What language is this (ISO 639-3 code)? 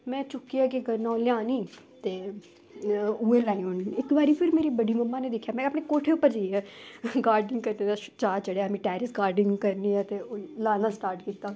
doi